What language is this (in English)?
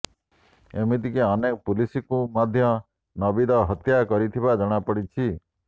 Odia